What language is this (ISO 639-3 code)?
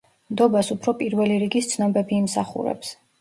kat